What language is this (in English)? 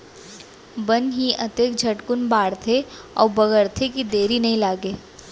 Chhattisgarhi